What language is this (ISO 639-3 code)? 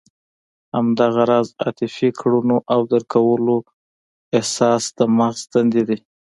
pus